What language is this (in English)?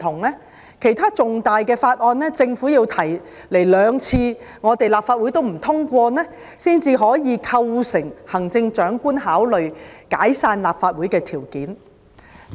Cantonese